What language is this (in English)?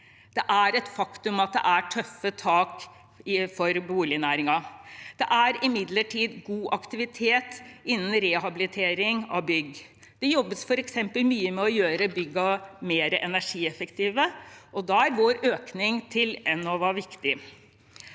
Norwegian